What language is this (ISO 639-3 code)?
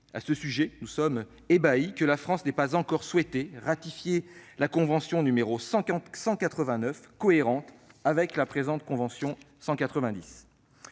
fra